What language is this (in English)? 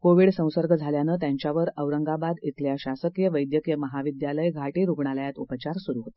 Marathi